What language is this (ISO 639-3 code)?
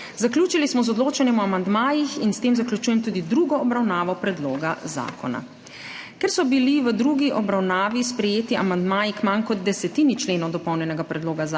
slv